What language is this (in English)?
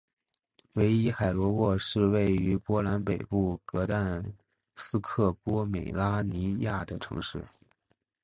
Chinese